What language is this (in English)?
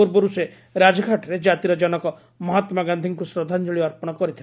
Odia